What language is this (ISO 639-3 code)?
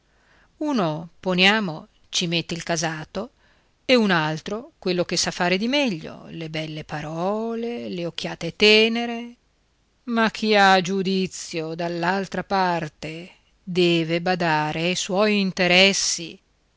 ita